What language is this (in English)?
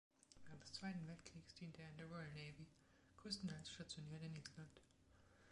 German